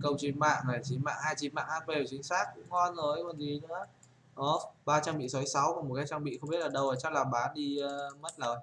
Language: Vietnamese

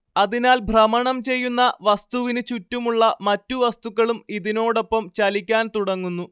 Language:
Malayalam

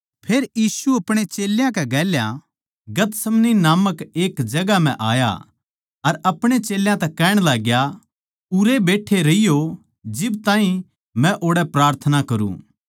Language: Haryanvi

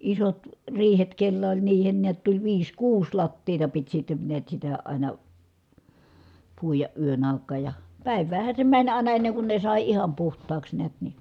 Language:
Finnish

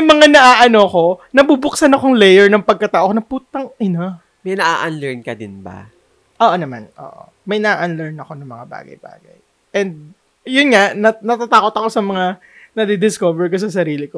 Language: Filipino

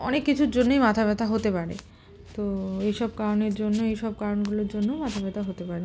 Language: Bangla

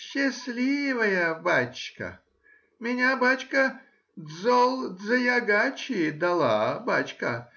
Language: Russian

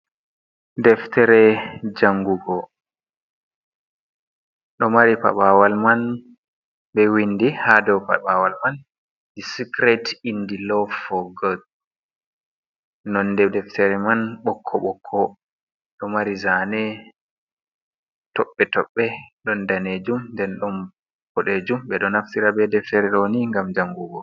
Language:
Fula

